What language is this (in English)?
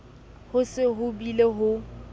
Southern Sotho